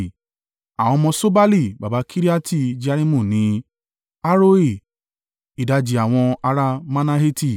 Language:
Yoruba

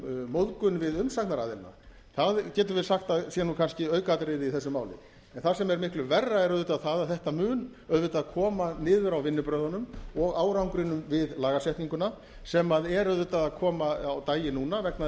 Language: Icelandic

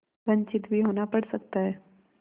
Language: Hindi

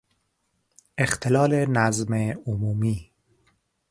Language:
Persian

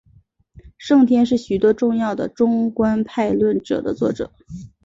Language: Chinese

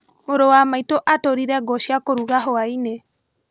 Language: Kikuyu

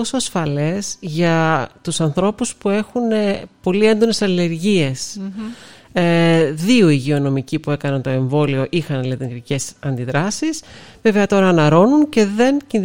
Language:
Greek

